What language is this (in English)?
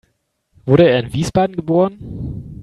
German